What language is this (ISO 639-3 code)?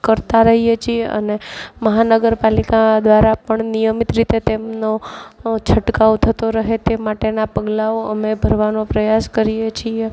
guj